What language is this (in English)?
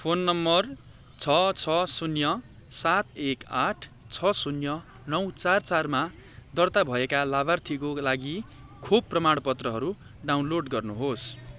Nepali